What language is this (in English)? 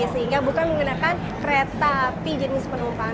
Indonesian